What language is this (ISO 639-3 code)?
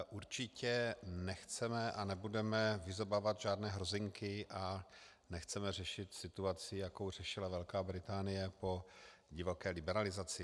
ces